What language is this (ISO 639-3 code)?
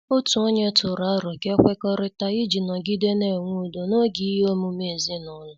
ibo